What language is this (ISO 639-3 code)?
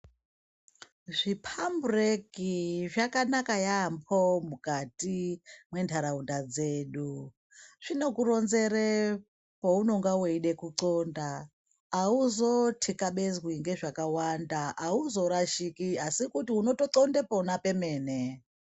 ndc